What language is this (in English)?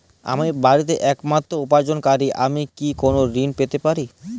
Bangla